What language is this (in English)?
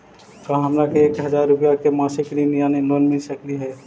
Magahi